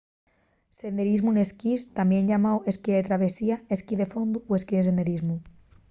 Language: Asturian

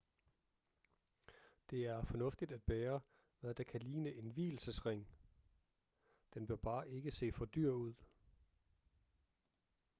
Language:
Danish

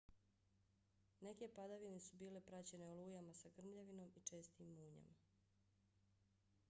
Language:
Bosnian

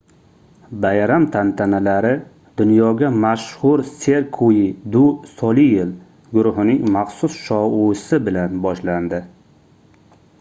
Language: Uzbek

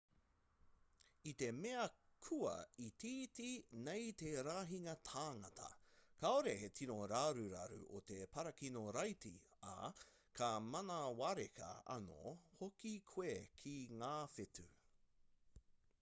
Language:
Māori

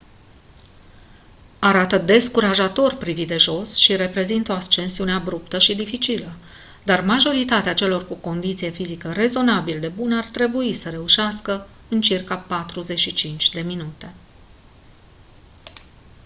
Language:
Romanian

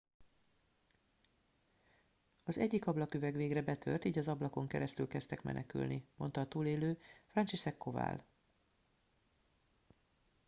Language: Hungarian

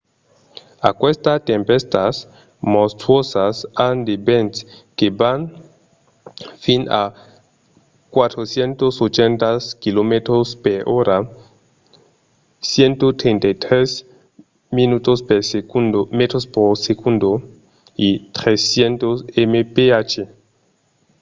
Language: Occitan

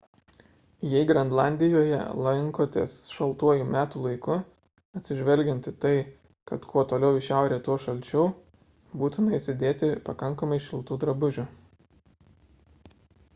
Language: Lithuanian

